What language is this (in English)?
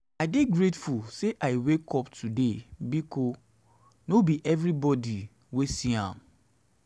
Nigerian Pidgin